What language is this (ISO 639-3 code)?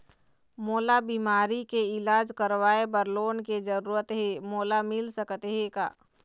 hne